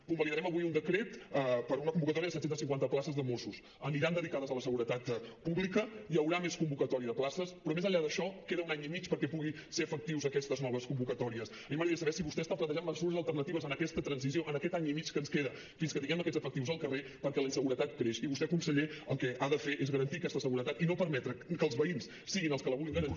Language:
Catalan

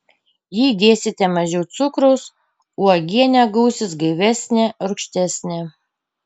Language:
Lithuanian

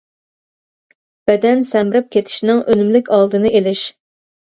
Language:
Uyghur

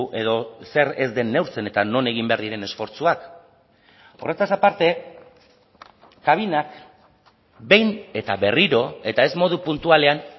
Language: Basque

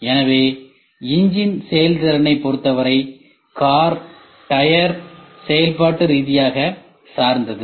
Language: Tamil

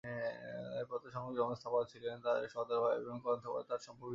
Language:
Bangla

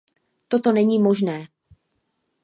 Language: Czech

